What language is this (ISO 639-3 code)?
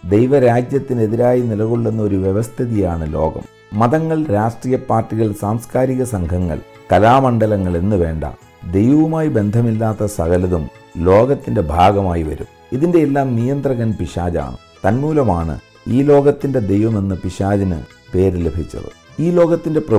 mal